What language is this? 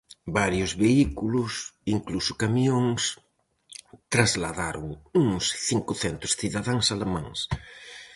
Galician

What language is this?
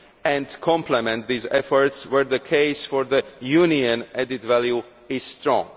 English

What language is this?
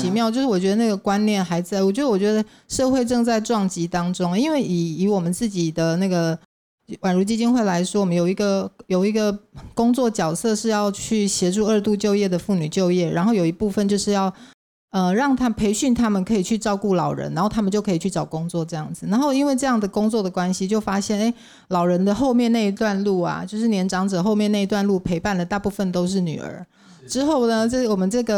Chinese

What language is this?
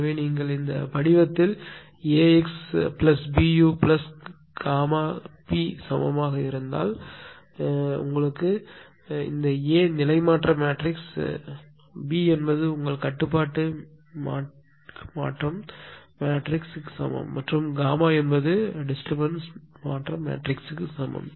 Tamil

